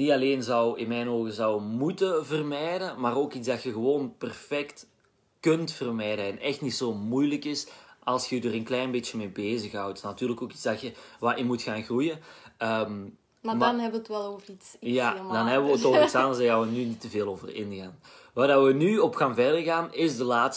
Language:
Dutch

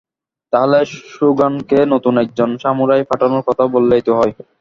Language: Bangla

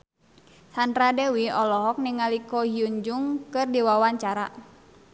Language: Sundanese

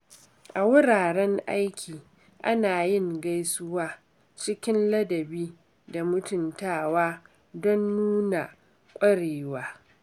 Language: Hausa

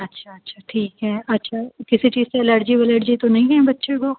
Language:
Urdu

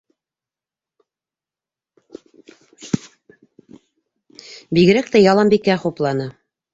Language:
Bashkir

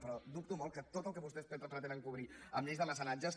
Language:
Catalan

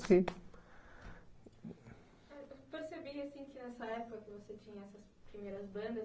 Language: Portuguese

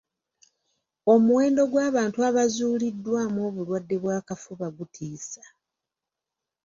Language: Ganda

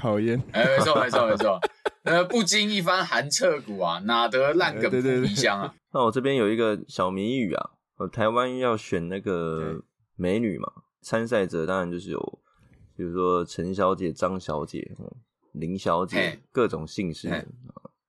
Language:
Chinese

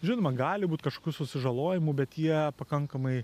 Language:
Lithuanian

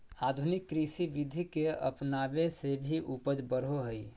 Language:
Magahi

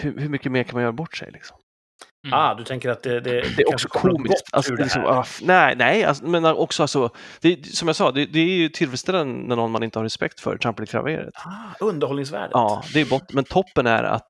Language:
Swedish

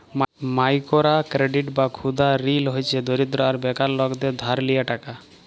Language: Bangla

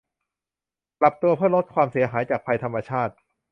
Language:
Thai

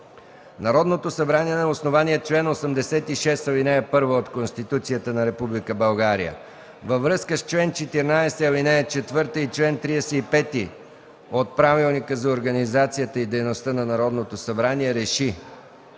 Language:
Bulgarian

